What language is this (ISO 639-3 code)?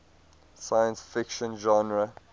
eng